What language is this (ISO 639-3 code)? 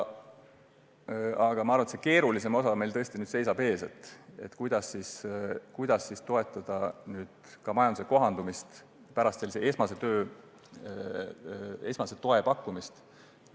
est